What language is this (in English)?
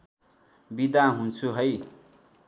Nepali